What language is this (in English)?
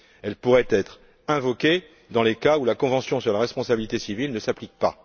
French